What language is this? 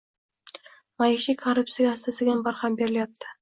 Uzbek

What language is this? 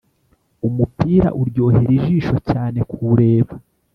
Kinyarwanda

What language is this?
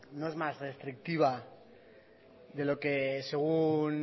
Spanish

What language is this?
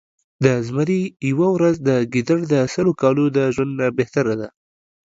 Pashto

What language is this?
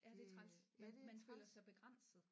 Danish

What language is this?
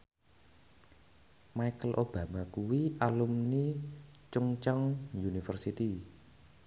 Javanese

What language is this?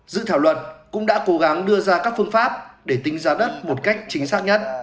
Vietnamese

